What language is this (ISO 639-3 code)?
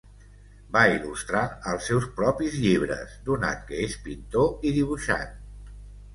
cat